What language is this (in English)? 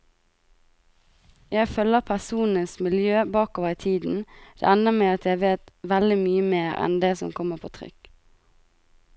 Norwegian